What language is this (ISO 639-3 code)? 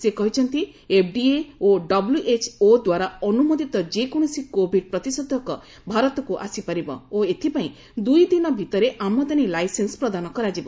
ori